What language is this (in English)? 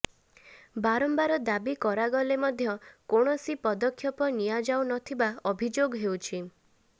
Odia